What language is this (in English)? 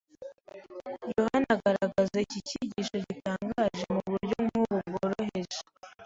Kinyarwanda